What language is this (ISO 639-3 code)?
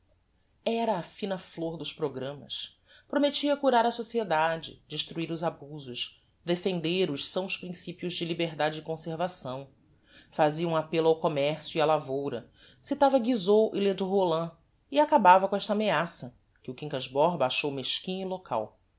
por